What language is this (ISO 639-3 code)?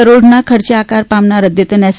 guj